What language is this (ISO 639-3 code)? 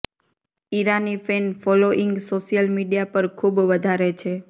guj